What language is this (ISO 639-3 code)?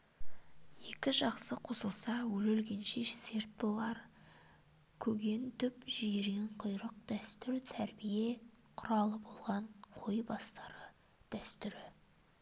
kaz